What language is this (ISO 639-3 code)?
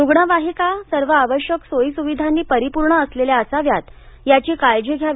mar